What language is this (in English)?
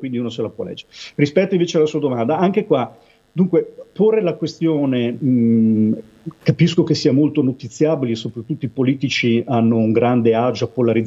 Italian